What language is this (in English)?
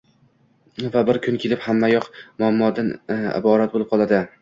Uzbek